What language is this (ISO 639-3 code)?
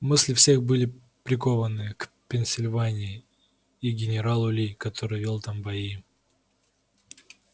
rus